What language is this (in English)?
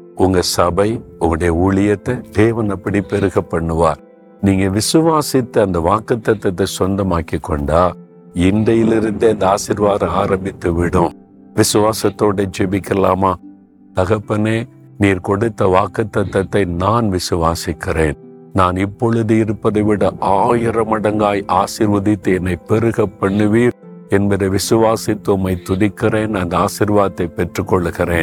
Tamil